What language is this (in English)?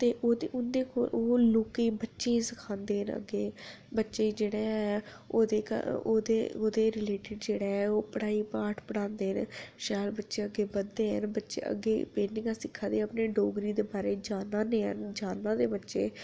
Dogri